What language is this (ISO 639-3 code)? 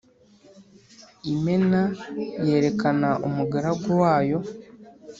kin